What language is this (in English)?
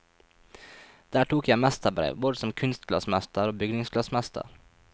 Norwegian